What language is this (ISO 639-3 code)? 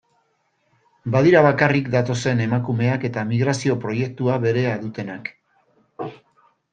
eus